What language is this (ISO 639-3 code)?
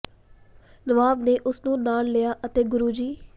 pan